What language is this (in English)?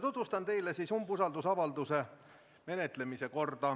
Estonian